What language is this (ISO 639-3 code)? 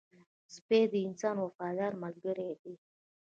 pus